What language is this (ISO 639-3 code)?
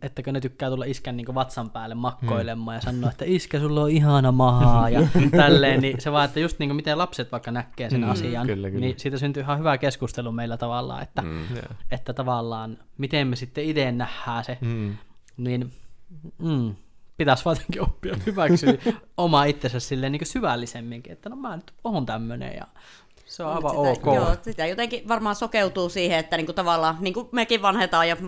fin